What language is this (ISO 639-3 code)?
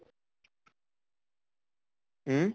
asm